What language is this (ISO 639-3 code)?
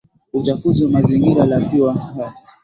swa